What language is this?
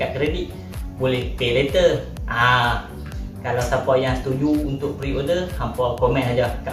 Malay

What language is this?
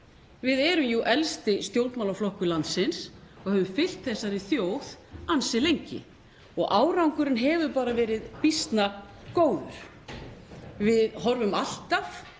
Icelandic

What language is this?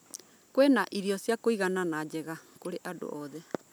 Kikuyu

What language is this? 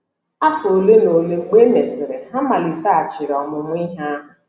Igbo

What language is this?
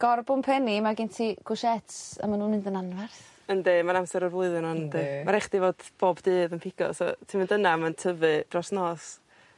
Welsh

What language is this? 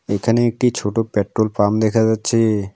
Bangla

